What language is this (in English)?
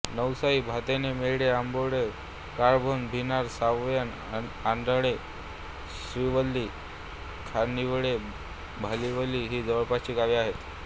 Marathi